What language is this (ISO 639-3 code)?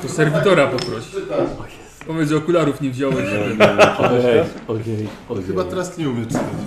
pol